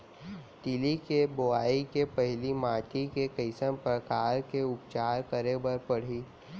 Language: Chhattisgarhi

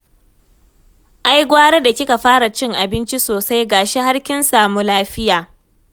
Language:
Hausa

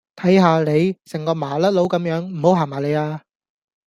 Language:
Cantonese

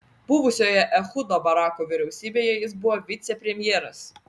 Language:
Lithuanian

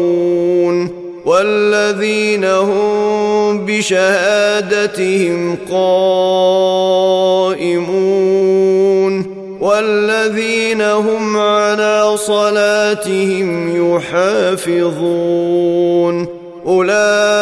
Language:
Arabic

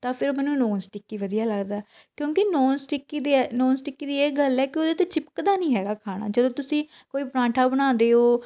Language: Punjabi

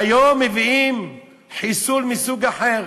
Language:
Hebrew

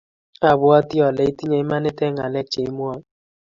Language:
Kalenjin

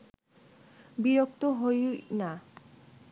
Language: Bangla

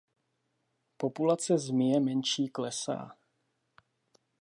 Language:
Czech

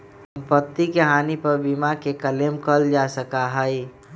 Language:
Magahi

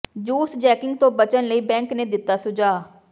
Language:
Punjabi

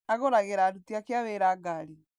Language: Kikuyu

